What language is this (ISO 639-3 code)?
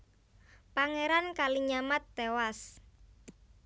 jav